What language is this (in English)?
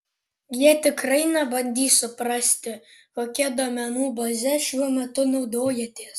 Lithuanian